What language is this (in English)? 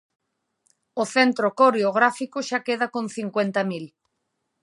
Galician